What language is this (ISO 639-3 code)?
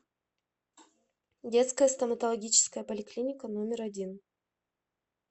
rus